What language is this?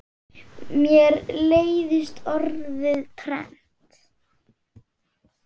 Icelandic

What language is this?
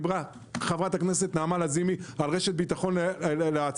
Hebrew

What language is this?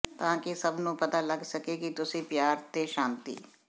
Punjabi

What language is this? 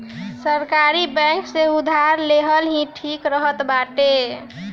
Bhojpuri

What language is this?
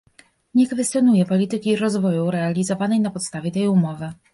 Polish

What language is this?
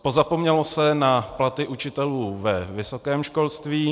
Czech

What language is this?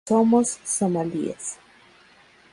Spanish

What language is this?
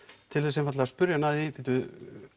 Icelandic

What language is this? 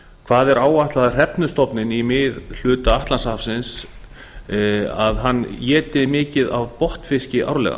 Icelandic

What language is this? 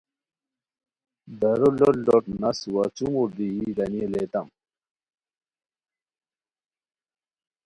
Khowar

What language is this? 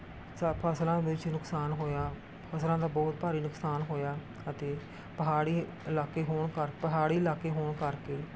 Punjabi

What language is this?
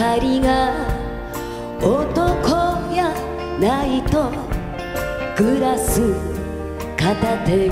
Korean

